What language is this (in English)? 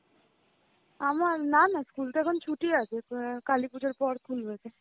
Bangla